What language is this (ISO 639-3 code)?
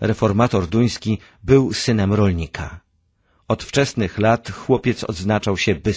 pol